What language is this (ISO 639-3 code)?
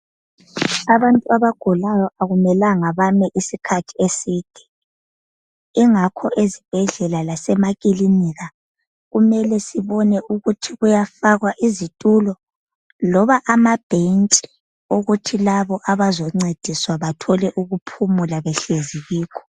nde